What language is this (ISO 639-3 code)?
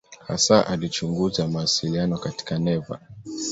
swa